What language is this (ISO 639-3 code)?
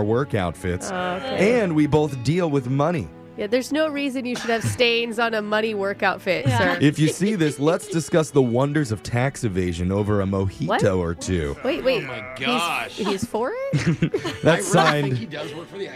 eng